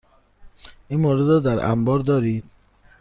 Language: Persian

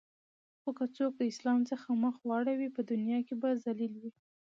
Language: Pashto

